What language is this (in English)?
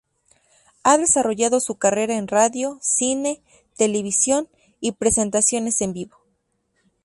Spanish